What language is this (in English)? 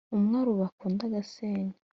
Kinyarwanda